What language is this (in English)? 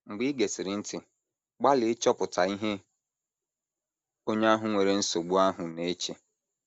Igbo